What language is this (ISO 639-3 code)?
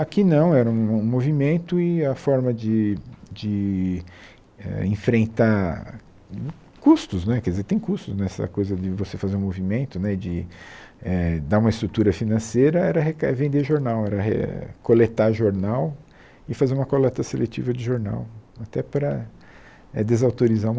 por